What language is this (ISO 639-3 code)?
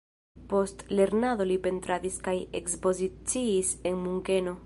epo